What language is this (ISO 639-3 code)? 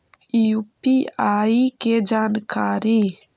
mag